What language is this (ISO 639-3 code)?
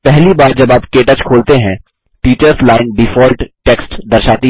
hin